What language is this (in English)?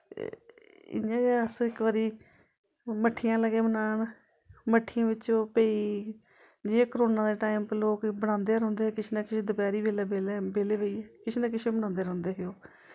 Dogri